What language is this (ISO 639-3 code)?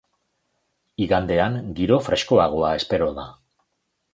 eus